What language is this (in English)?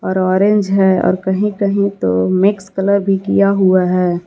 Hindi